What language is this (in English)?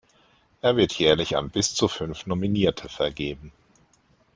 German